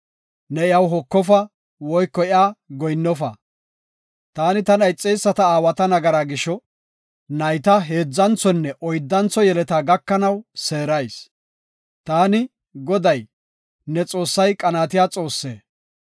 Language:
Gofa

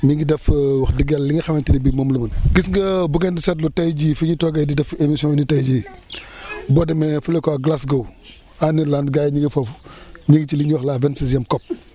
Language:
Wolof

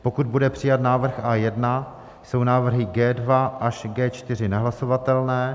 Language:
Czech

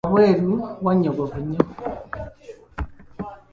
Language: Ganda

